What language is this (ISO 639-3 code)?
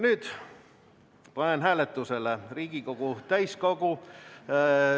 est